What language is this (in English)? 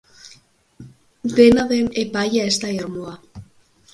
Basque